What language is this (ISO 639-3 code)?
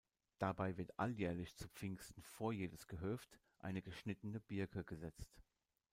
deu